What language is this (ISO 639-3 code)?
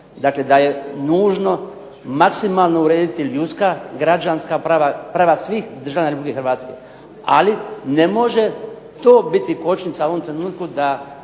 hrv